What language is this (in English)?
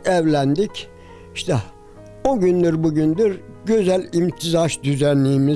Turkish